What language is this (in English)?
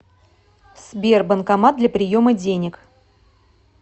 Russian